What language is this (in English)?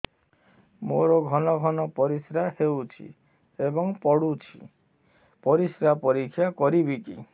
Odia